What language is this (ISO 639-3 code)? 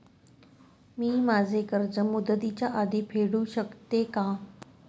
mar